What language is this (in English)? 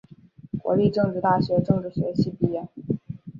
Chinese